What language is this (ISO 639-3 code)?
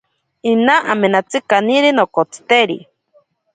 prq